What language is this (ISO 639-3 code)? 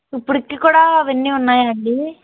tel